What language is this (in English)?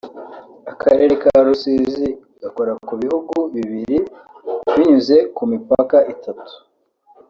Kinyarwanda